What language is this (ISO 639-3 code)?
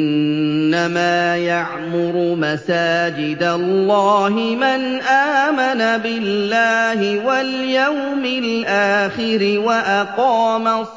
ara